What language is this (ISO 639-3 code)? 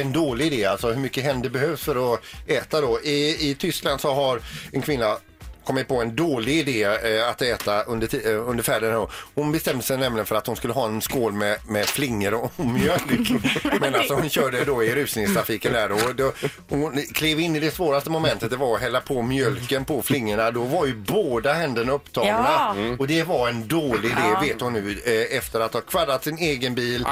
swe